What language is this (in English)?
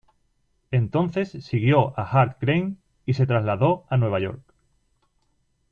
Spanish